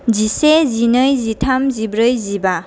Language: Bodo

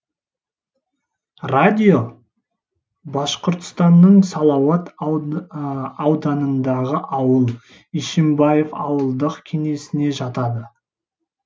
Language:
Kazakh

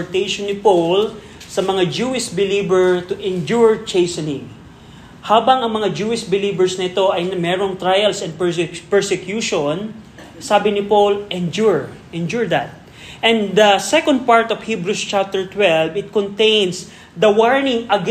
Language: Filipino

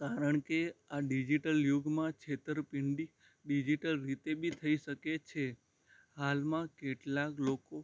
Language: Gujarati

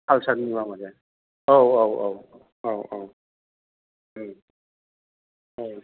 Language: Bodo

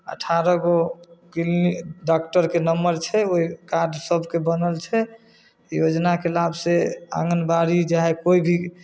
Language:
Maithili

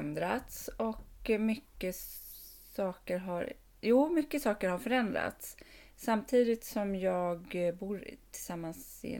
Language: Swedish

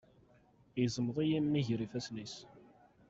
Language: Kabyle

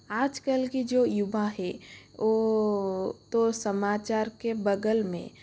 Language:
Hindi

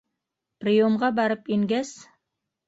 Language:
Bashkir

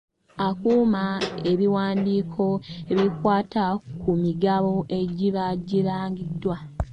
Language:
Ganda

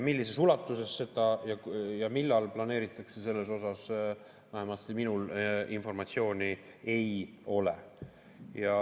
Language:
Estonian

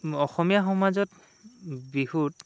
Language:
Assamese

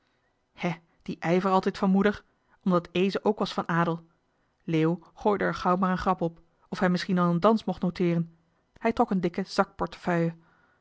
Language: Dutch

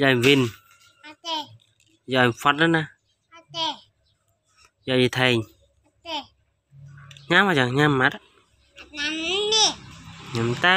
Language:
Vietnamese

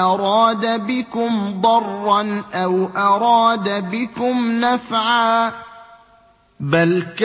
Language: Arabic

